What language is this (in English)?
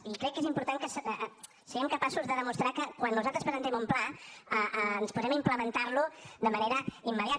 Catalan